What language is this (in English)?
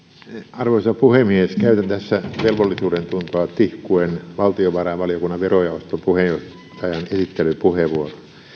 Finnish